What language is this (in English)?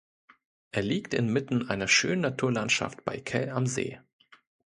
German